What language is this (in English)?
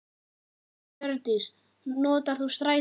Icelandic